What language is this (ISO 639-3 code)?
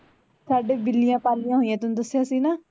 pan